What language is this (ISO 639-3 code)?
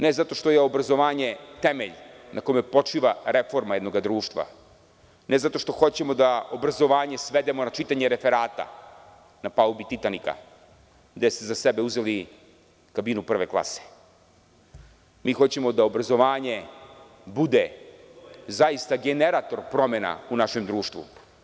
srp